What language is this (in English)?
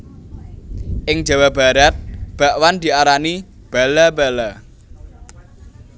Javanese